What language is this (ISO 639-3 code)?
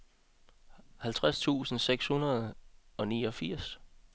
dan